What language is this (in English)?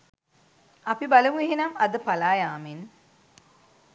Sinhala